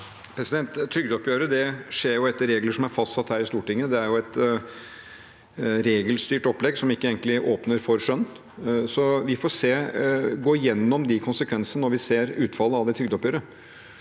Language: Norwegian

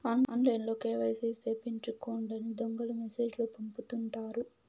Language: Telugu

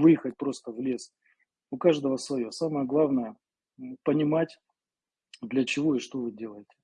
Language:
Russian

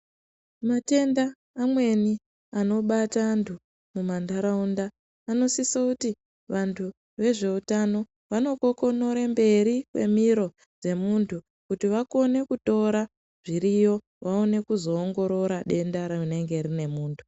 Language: Ndau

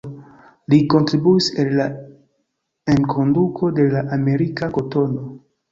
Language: Esperanto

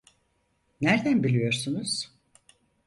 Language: Turkish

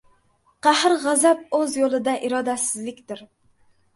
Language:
Uzbek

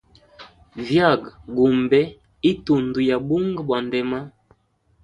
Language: Hemba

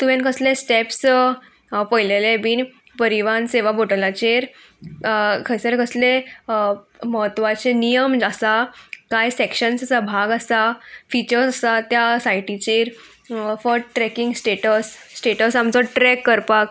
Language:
Konkani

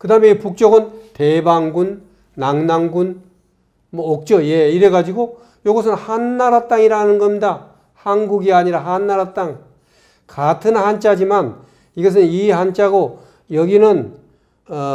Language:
Korean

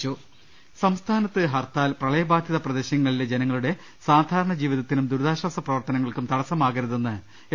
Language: Malayalam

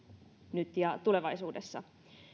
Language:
Finnish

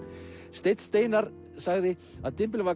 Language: Icelandic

